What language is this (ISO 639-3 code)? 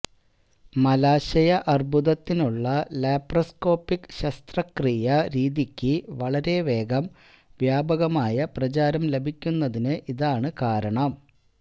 mal